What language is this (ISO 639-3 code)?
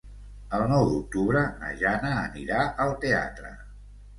cat